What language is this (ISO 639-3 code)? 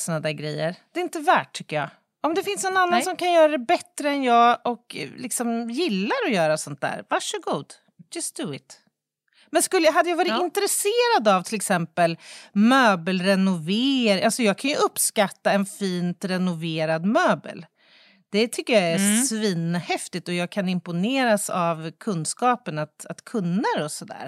swe